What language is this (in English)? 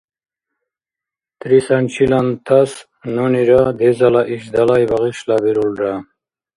Dargwa